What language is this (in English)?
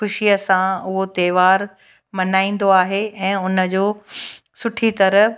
Sindhi